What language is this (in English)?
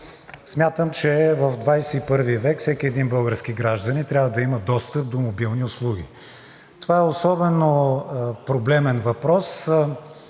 Bulgarian